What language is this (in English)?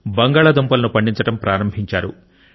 Telugu